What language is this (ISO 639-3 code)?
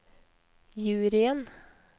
nor